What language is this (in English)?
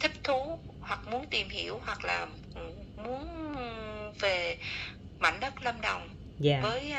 Vietnamese